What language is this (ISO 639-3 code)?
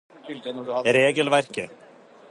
nob